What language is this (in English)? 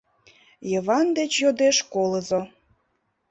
Mari